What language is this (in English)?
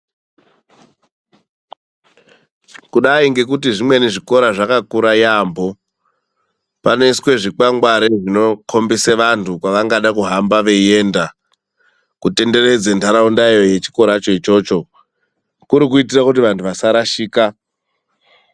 Ndau